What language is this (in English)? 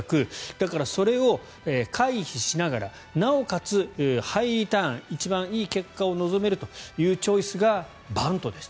Japanese